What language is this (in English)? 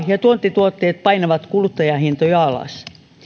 Finnish